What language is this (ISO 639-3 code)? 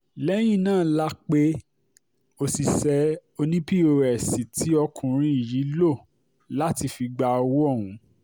yor